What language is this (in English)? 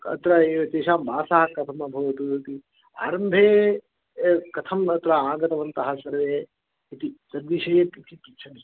Sanskrit